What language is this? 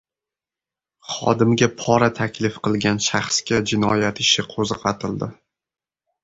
Uzbek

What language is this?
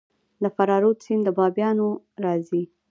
Pashto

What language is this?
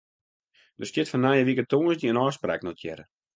Western Frisian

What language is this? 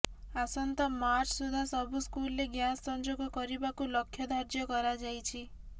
Odia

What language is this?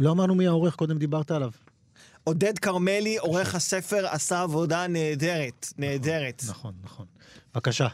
Hebrew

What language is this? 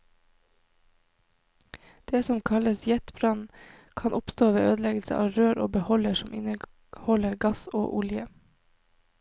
Norwegian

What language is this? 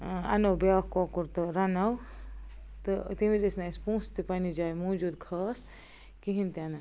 Kashmiri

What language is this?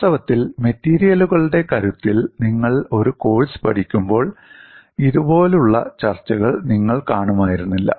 Malayalam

